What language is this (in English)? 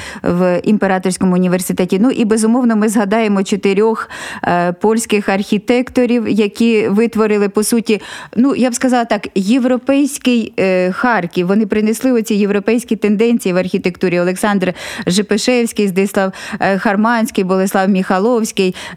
Ukrainian